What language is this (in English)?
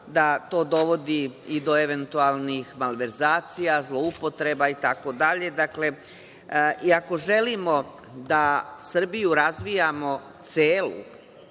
Serbian